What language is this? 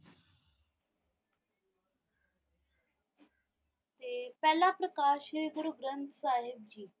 Punjabi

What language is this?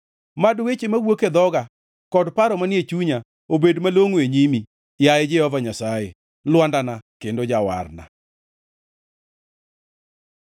Luo (Kenya and Tanzania)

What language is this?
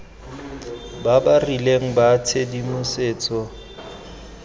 Tswana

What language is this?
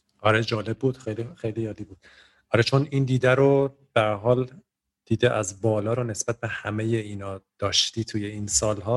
Persian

